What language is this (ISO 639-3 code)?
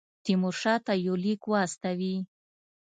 pus